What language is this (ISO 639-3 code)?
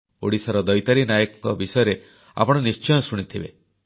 ori